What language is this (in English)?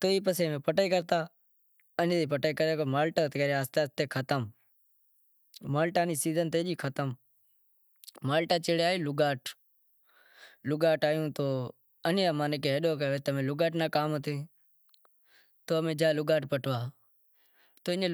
Wadiyara Koli